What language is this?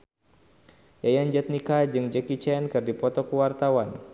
Sundanese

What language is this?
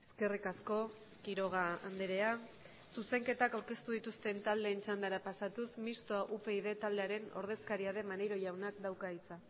Basque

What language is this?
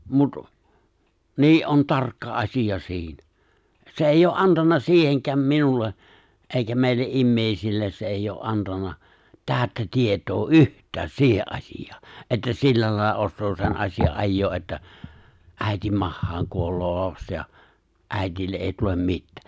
Finnish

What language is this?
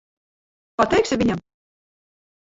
Latvian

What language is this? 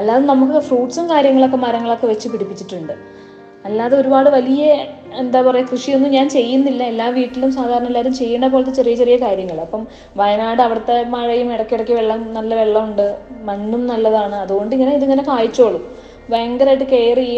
Malayalam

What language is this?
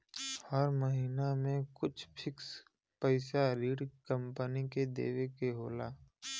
Bhojpuri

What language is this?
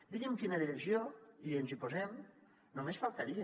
Catalan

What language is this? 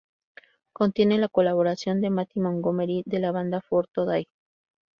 Spanish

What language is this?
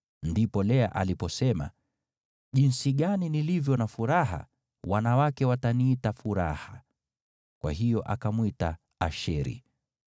Swahili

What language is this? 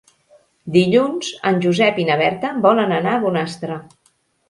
Catalan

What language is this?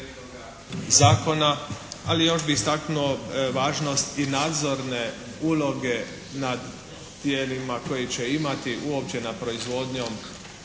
Croatian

